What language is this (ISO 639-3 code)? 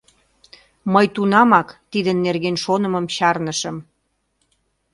chm